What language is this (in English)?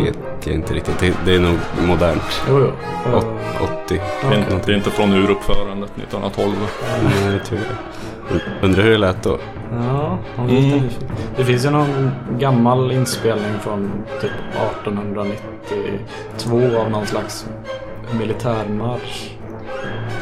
Swedish